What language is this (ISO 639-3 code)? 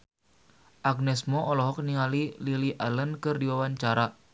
sun